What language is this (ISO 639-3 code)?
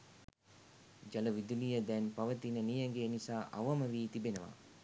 sin